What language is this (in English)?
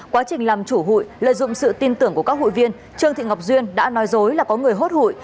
Vietnamese